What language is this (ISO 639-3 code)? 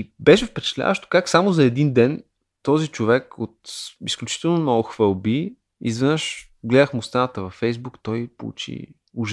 bul